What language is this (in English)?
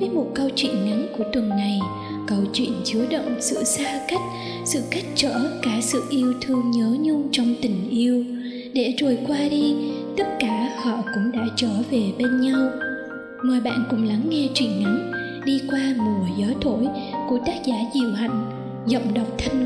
Vietnamese